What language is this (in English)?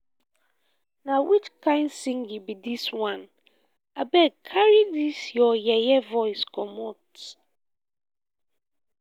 Nigerian Pidgin